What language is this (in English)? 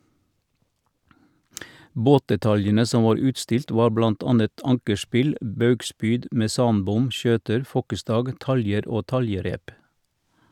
Norwegian